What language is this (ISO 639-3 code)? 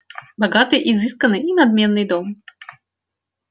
rus